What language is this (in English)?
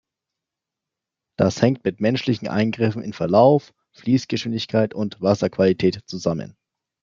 German